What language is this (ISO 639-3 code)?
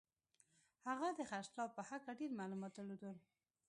pus